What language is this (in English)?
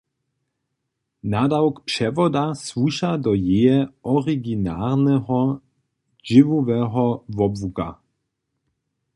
Upper Sorbian